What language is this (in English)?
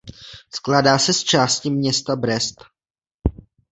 Czech